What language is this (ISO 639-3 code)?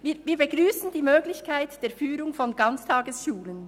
gsw